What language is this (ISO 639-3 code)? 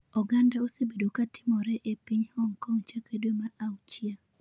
luo